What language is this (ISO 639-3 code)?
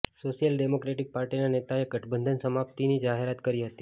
guj